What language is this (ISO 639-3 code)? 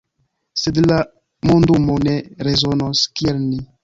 epo